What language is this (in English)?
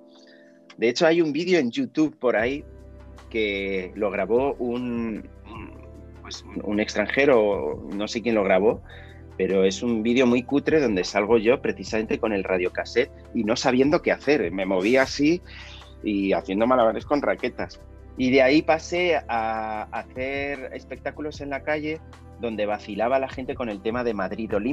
Spanish